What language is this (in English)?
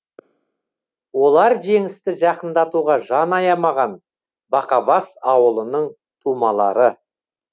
Kazakh